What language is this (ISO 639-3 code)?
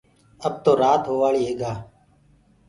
ggg